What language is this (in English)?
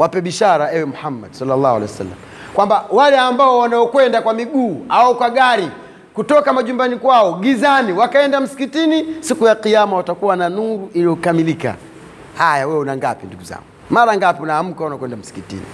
Swahili